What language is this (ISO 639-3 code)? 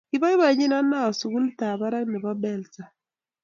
kln